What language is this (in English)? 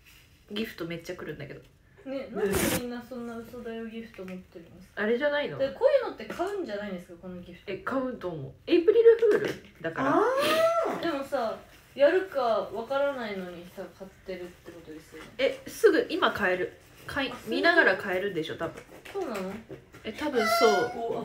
Japanese